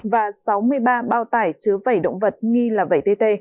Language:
Vietnamese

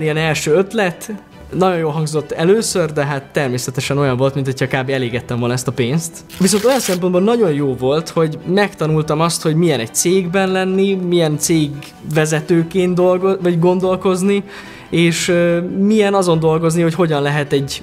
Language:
Hungarian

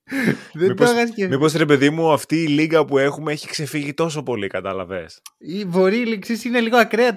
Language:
Greek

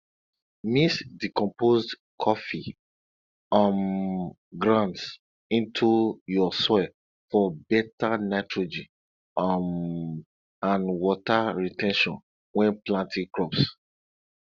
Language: Nigerian Pidgin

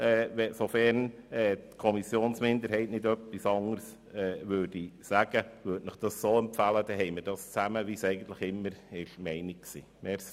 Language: Swiss German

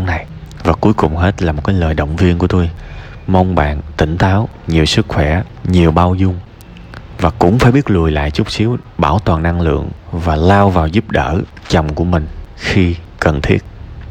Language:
Vietnamese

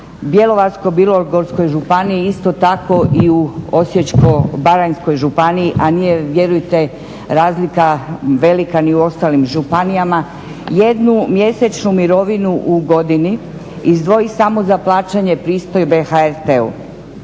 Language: Croatian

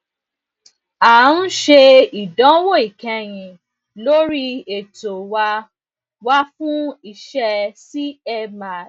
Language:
Yoruba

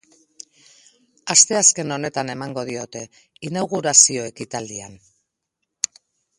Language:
Basque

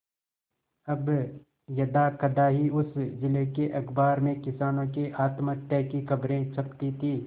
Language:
Hindi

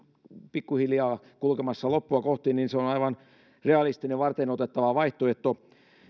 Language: Finnish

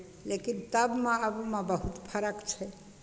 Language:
Maithili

